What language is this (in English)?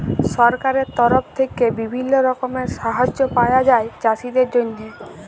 Bangla